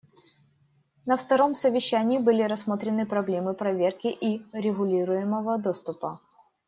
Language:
Russian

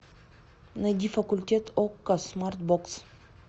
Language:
Russian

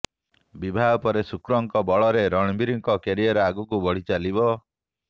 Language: Odia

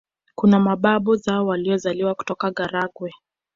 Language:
Swahili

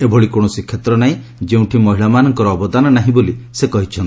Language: Odia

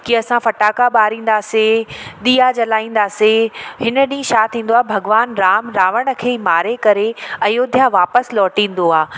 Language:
Sindhi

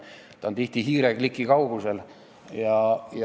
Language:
Estonian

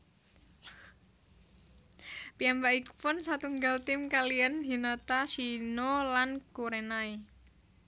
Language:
Javanese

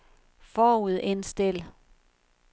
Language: Danish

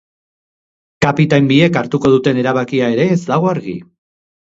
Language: Basque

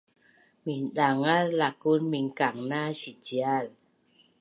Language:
Bunun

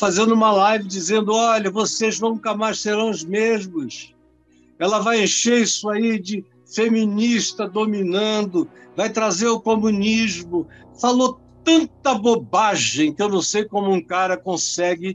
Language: Portuguese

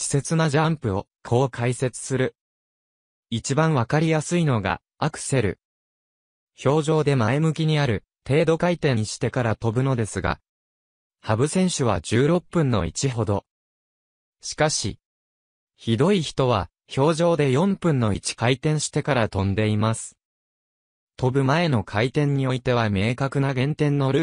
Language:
Japanese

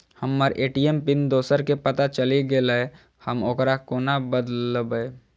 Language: Maithili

